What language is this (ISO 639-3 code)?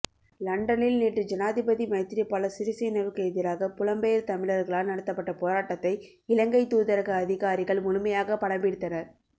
tam